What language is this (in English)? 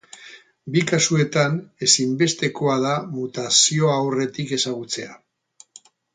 Basque